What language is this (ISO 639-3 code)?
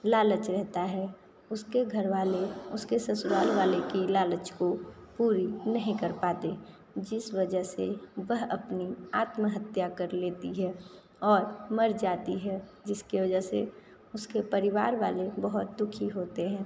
hin